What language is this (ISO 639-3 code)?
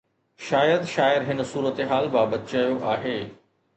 snd